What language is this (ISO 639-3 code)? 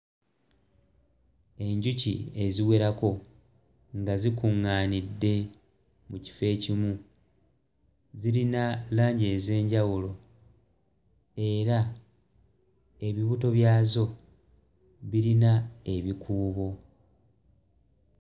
lug